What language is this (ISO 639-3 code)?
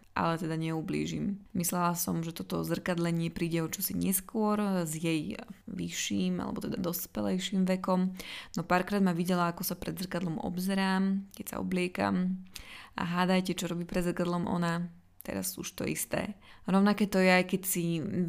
slk